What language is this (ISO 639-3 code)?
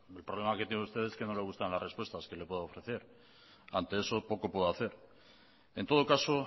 spa